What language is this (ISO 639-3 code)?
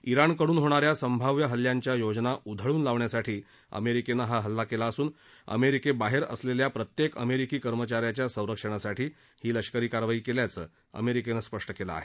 mar